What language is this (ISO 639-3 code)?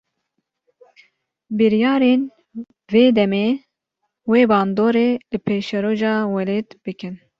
kur